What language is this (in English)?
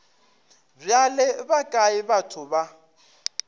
Northern Sotho